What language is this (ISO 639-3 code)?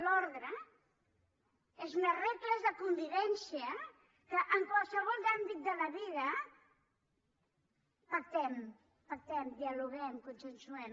cat